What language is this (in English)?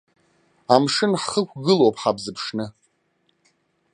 Abkhazian